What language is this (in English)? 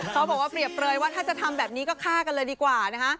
Thai